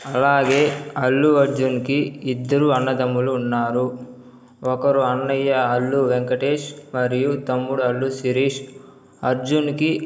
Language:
Telugu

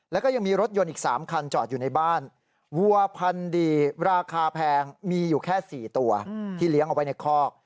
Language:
Thai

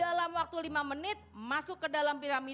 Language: Indonesian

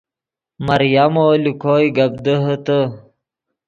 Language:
Yidgha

